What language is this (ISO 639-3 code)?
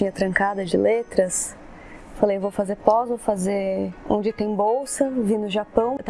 por